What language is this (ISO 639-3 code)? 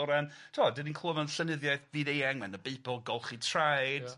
cym